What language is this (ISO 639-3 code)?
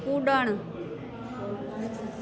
snd